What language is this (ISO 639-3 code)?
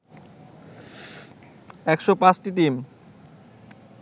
ben